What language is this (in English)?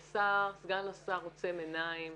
Hebrew